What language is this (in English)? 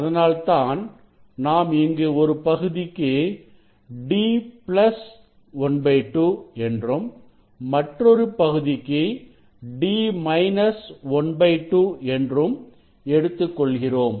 Tamil